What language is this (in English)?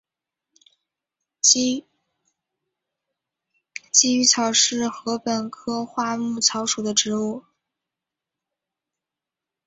Chinese